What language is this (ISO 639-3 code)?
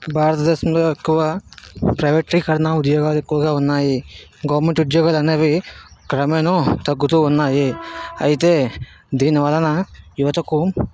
tel